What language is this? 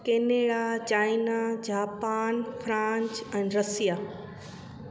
Sindhi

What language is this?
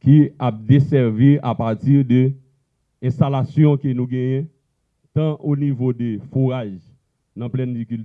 French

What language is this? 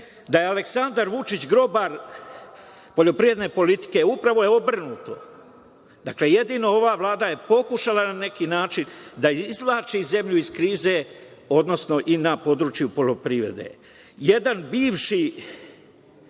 Serbian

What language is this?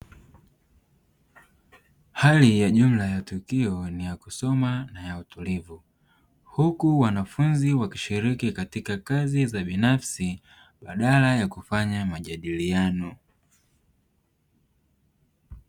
Swahili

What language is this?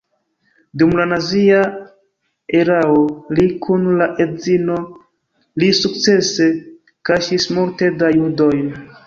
Esperanto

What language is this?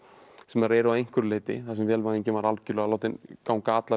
Icelandic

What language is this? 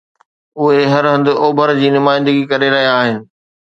Sindhi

